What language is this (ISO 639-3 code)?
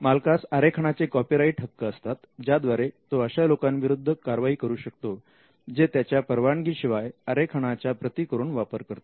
mar